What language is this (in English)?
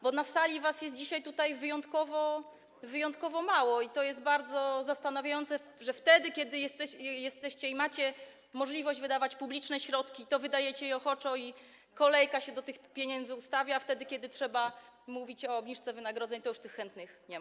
Polish